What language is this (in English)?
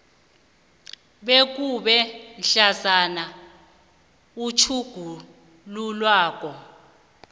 South Ndebele